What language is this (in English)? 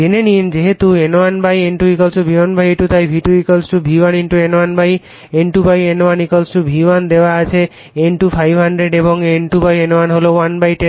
Bangla